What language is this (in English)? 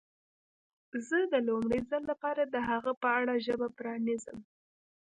Pashto